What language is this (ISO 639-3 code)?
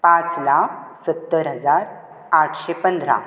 kok